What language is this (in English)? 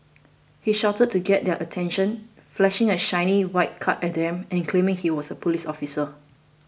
English